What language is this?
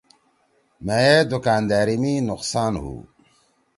Torwali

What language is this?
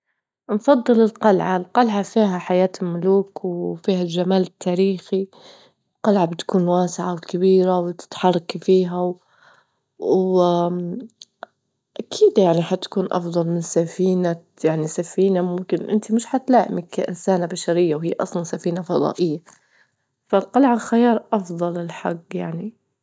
Libyan Arabic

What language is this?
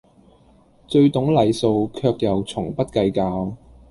Cantonese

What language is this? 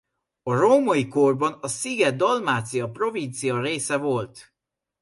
Hungarian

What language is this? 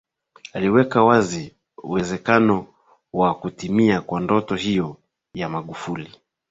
Swahili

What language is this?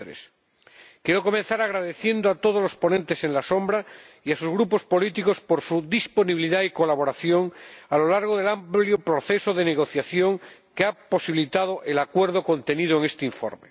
Spanish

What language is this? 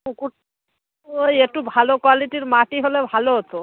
Bangla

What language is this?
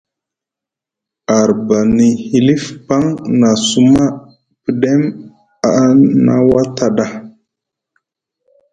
Musgu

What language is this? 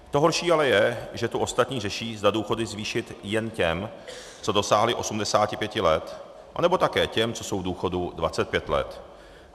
Czech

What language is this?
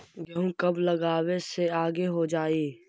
Magahi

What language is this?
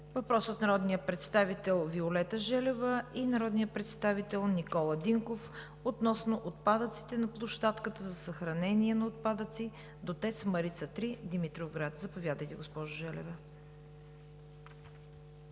Bulgarian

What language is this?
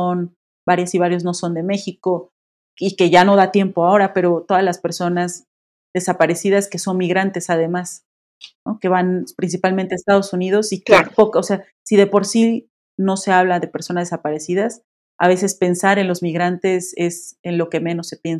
Spanish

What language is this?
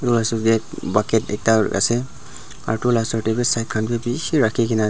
Naga Pidgin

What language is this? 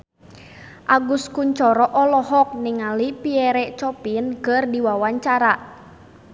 Sundanese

